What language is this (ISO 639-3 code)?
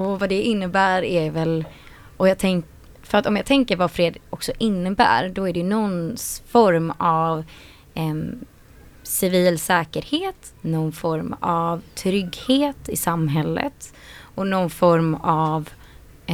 swe